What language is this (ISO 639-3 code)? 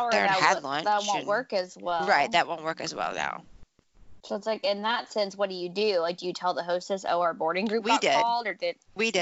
eng